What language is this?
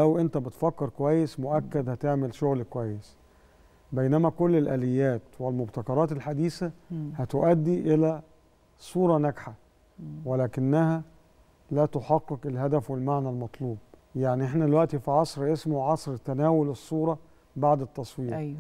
Arabic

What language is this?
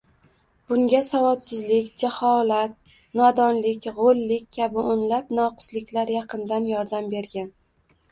Uzbek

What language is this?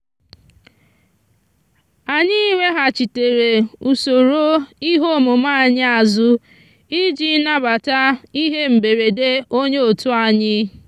Igbo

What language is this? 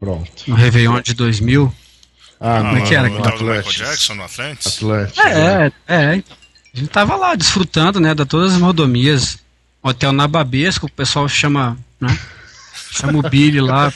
Portuguese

